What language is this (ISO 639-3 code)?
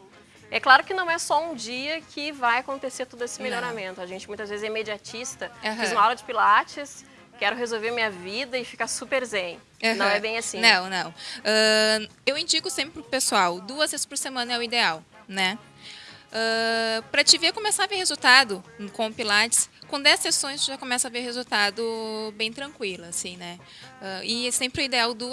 por